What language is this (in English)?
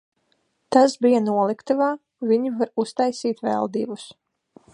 Latvian